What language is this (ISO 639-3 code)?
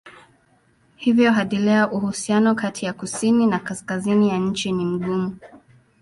swa